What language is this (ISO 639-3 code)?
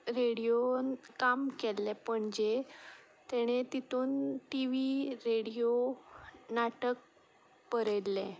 kok